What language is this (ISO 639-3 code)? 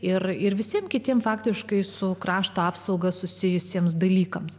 lit